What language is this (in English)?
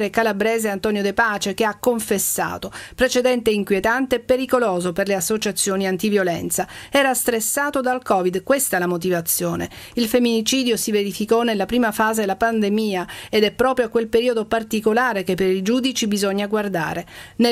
Italian